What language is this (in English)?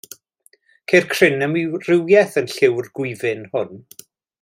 Welsh